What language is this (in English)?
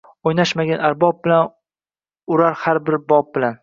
Uzbek